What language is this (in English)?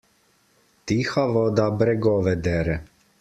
Slovenian